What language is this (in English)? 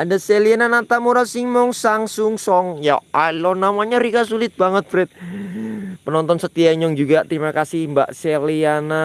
Indonesian